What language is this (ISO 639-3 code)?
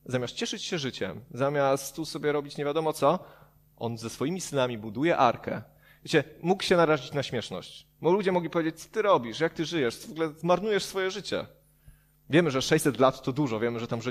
pol